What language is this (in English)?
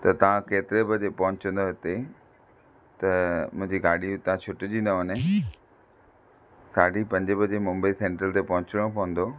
Sindhi